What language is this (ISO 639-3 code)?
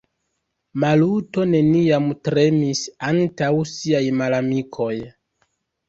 epo